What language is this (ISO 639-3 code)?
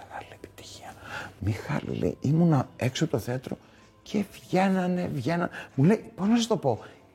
ell